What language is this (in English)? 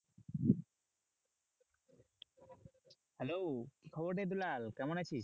Bangla